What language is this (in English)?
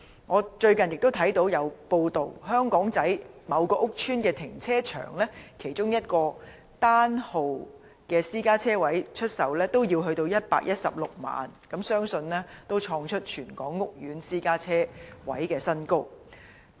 Cantonese